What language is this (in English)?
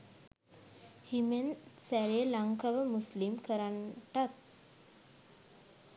Sinhala